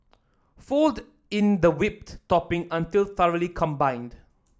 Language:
English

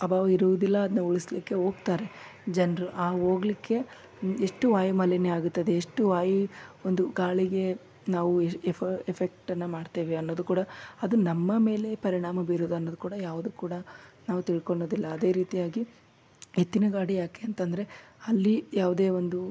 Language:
Kannada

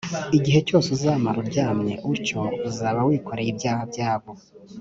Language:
Kinyarwanda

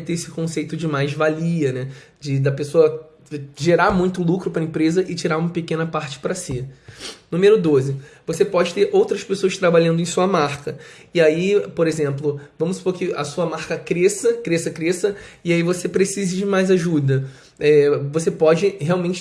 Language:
Portuguese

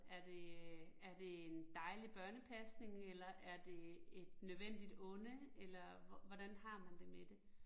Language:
Danish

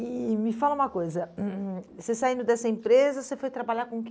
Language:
Portuguese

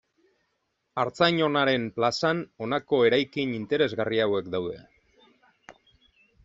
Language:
Basque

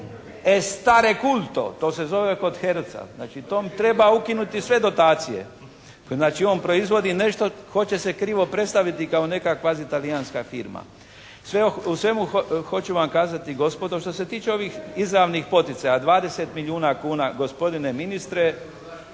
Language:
Croatian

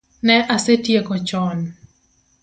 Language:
Luo (Kenya and Tanzania)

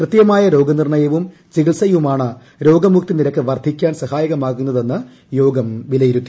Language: Malayalam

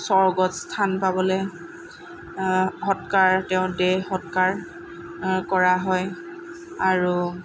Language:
Assamese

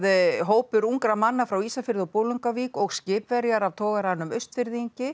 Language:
Icelandic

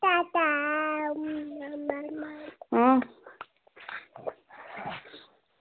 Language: Dogri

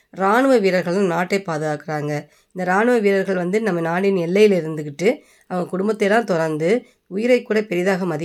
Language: Tamil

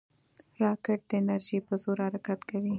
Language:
Pashto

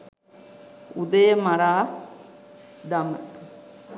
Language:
Sinhala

